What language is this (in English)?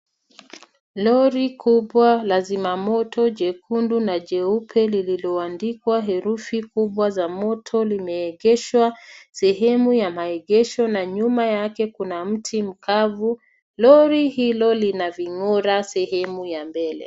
Swahili